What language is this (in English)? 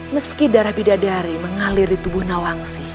Indonesian